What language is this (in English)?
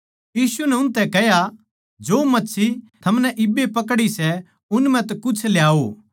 Haryanvi